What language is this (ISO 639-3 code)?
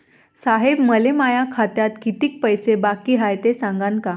mar